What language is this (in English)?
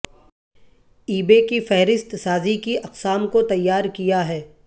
Urdu